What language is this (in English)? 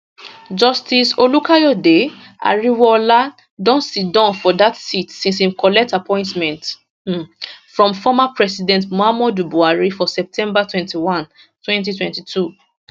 Nigerian Pidgin